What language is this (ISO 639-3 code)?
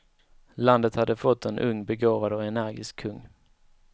swe